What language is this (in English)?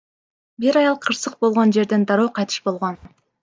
Kyrgyz